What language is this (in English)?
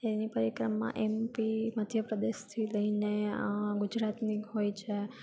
Gujarati